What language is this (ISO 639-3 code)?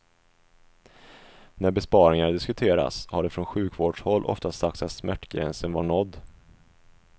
swe